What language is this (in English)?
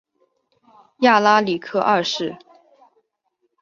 Chinese